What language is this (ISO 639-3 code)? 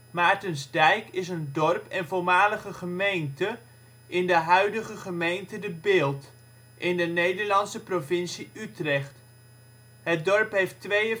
nld